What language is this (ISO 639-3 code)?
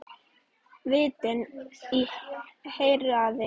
isl